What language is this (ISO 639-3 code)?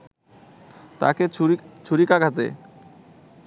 ben